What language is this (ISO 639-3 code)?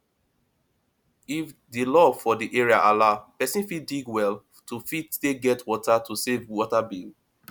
pcm